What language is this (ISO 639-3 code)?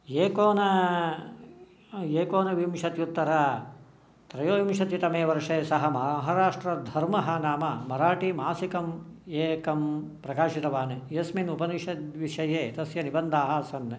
san